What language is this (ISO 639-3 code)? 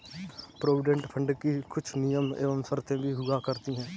hin